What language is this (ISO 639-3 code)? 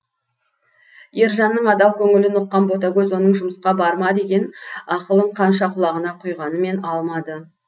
kaz